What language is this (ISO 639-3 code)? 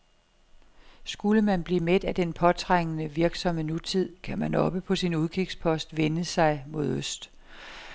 dan